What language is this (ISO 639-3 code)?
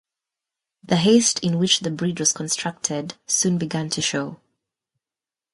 eng